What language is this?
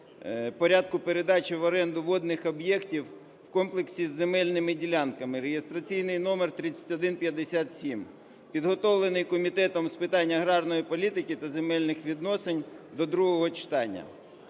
Ukrainian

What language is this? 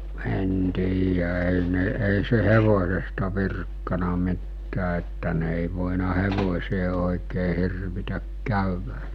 Finnish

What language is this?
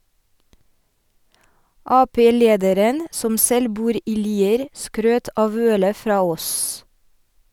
Norwegian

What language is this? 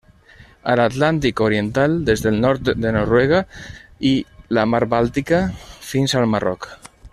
Catalan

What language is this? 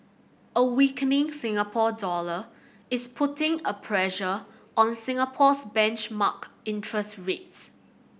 English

